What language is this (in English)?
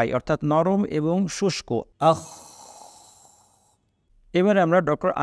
Arabic